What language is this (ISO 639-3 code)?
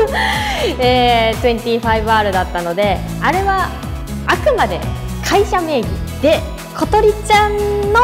jpn